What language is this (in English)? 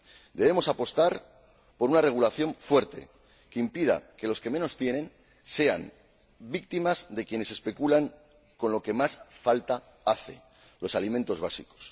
Spanish